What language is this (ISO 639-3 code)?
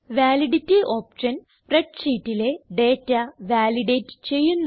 mal